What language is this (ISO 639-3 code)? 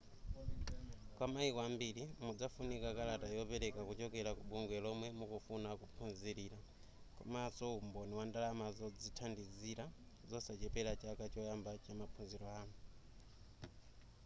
nya